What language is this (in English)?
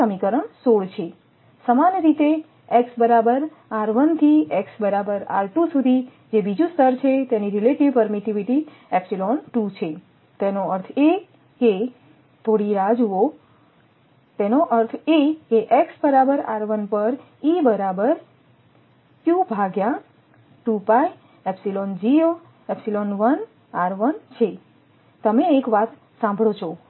Gujarati